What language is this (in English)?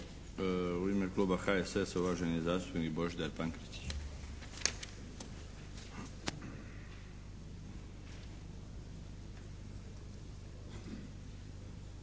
Croatian